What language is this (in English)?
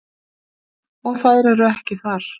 Icelandic